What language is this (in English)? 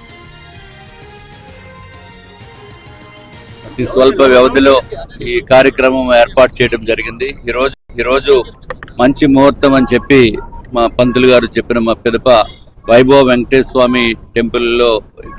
Telugu